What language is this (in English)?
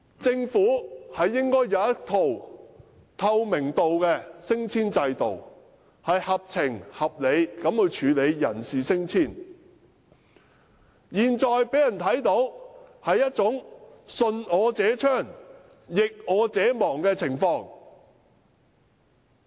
Cantonese